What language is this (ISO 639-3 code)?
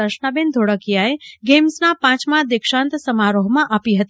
guj